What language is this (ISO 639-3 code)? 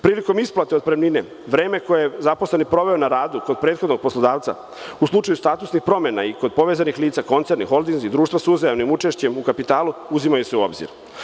srp